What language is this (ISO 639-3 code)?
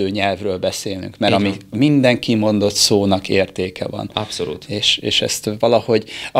hun